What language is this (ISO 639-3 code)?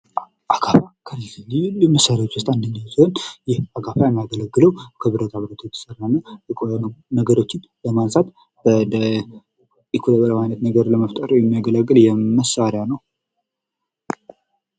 amh